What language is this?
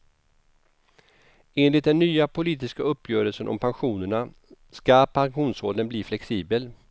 Swedish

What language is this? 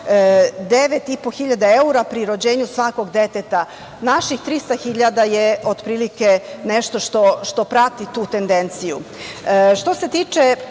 Serbian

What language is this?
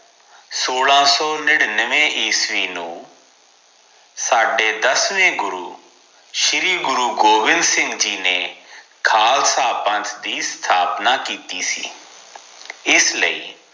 Punjabi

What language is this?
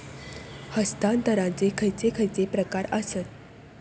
Marathi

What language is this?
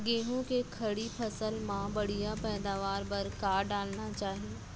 Chhattisgarhi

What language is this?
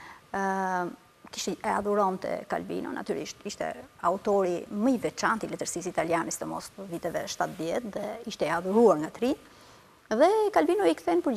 Romanian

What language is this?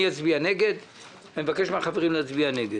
Hebrew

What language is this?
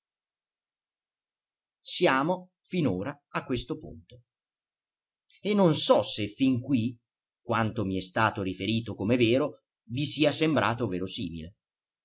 Italian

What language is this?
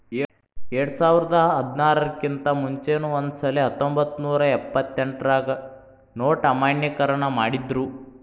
Kannada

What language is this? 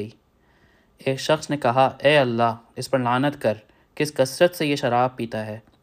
Urdu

